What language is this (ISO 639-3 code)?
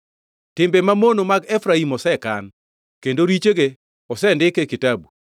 luo